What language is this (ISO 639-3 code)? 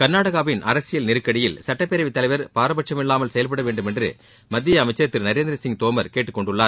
tam